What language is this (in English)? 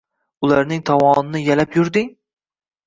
Uzbek